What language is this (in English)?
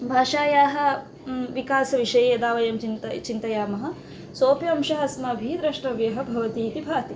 Sanskrit